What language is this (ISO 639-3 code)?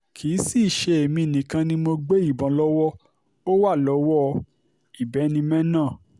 yor